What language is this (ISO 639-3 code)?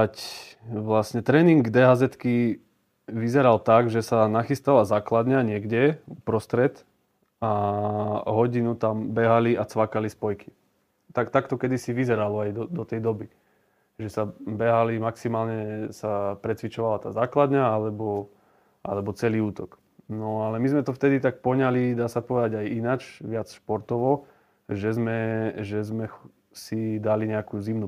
slk